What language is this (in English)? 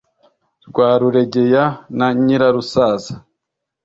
Kinyarwanda